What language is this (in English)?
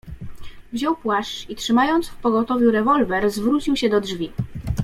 Polish